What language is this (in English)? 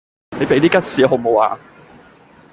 Cantonese